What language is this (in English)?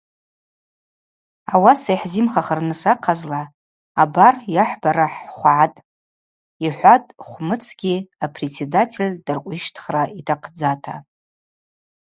Abaza